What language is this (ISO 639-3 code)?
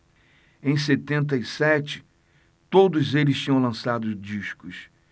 por